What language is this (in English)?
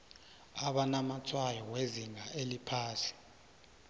South Ndebele